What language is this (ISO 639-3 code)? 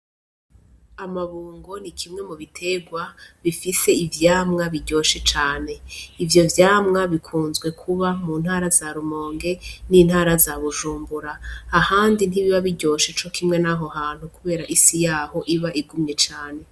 run